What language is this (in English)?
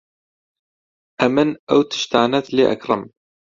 Central Kurdish